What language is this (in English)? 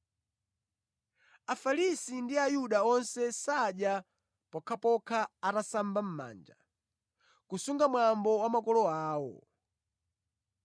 Nyanja